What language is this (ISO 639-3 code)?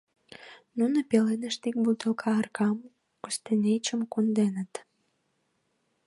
chm